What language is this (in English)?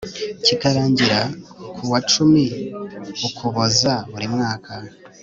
Kinyarwanda